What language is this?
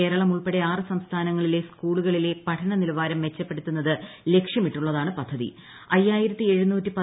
Malayalam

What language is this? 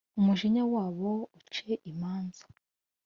Kinyarwanda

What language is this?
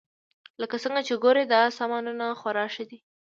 Pashto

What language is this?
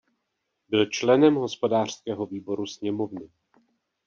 Czech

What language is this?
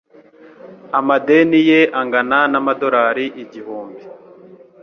Kinyarwanda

